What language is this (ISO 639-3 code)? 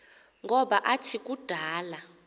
xho